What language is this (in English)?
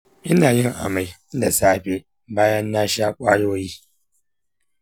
Hausa